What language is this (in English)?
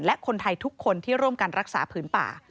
Thai